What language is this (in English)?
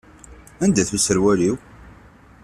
Kabyle